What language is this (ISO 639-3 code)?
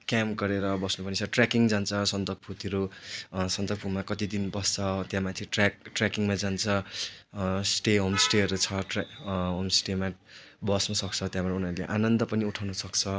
nep